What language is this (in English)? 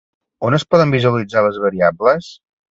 Catalan